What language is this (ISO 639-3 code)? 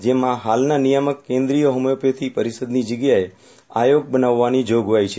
guj